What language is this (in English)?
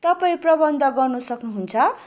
Nepali